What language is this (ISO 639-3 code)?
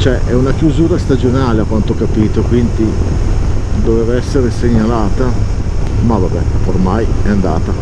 ita